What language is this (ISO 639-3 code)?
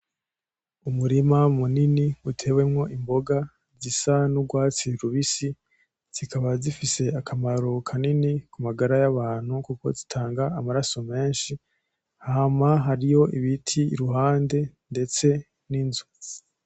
run